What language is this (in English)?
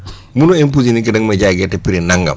Wolof